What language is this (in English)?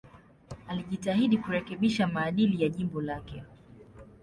Swahili